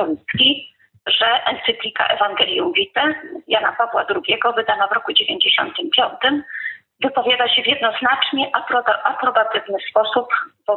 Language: Polish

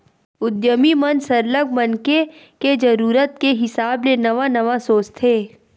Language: Chhattisgarhi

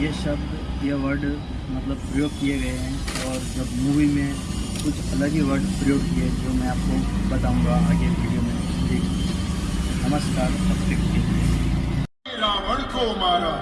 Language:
Hindi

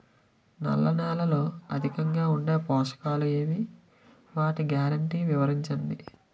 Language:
Telugu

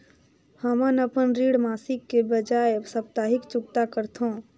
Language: Chhattisgarhi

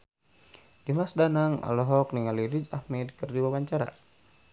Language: Sundanese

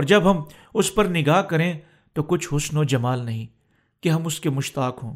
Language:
Urdu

